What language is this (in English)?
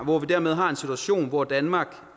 Danish